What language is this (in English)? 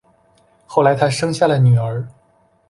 Chinese